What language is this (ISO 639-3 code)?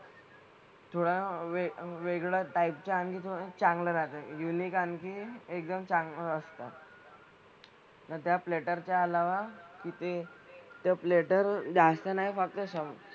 mar